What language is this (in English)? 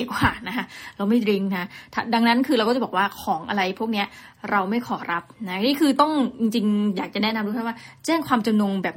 Thai